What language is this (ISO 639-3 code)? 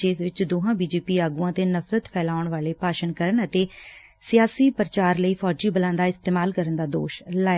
pan